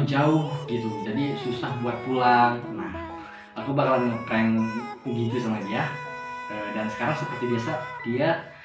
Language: Indonesian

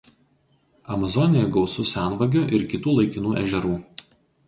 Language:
Lithuanian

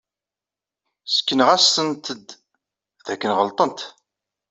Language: Kabyle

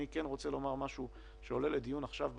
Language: Hebrew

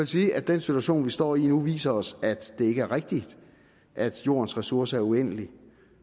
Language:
Danish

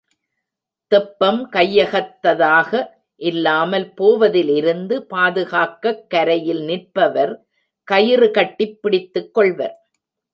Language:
Tamil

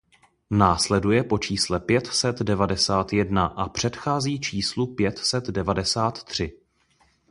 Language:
Czech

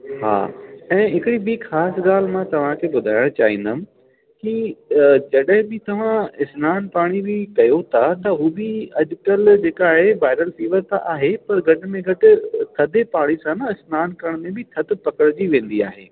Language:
Sindhi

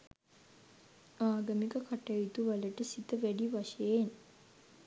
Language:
Sinhala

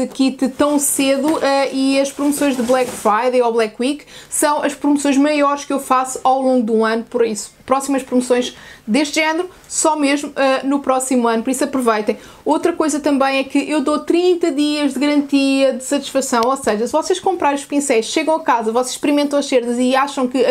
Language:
Portuguese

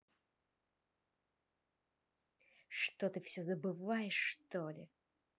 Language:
Russian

